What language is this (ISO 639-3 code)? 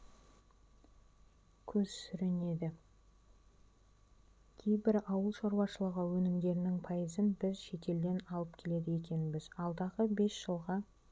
kaz